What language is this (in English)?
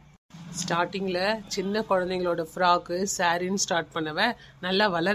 Tamil